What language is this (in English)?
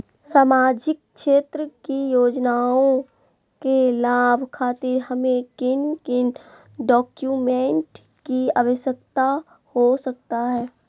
Magahi